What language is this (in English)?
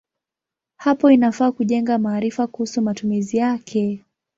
Swahili